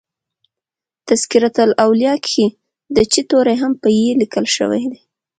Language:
Pashto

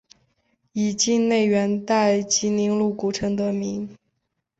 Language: Chinese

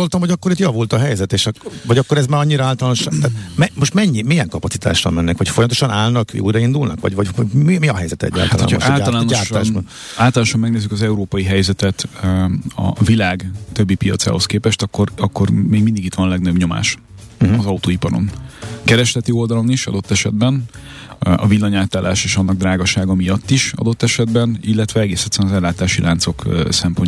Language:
Hungarian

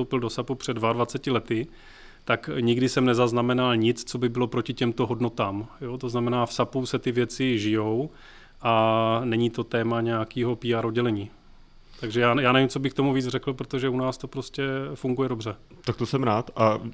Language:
Czech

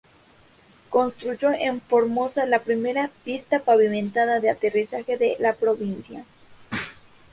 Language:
Spanish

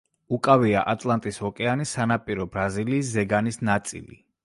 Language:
Georgian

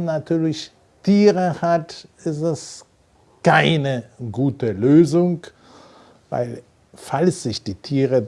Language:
German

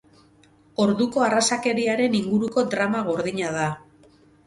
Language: Basque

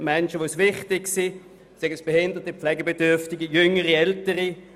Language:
Swiss German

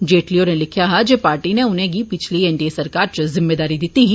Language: Dogri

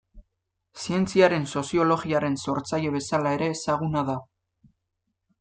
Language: Basque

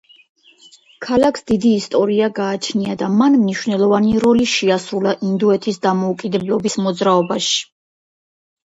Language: Georgian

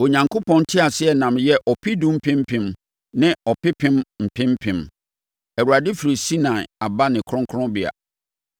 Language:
Akan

